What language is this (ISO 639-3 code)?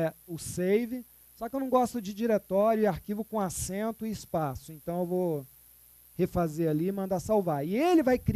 por